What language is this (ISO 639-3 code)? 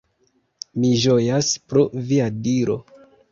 epo